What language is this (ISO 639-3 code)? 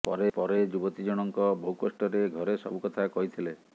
ori